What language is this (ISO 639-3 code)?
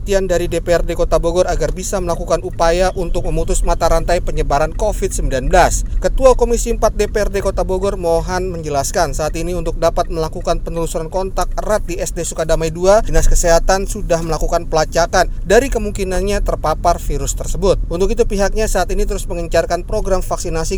ind